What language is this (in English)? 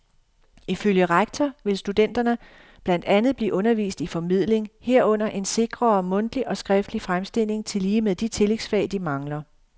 Danish